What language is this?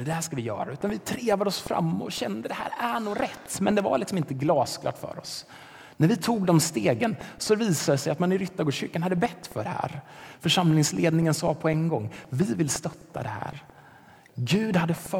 Swedish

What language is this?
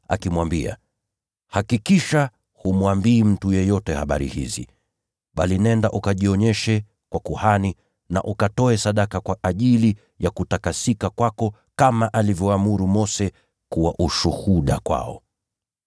Swahili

